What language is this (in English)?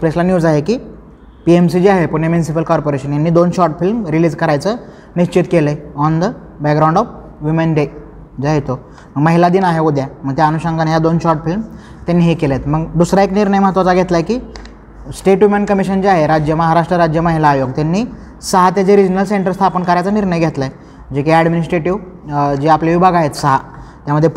Marathi